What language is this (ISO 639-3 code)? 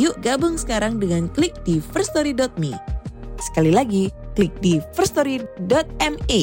ind